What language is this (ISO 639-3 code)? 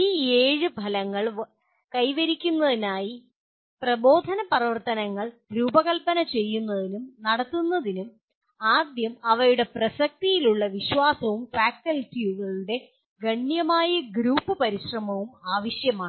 mal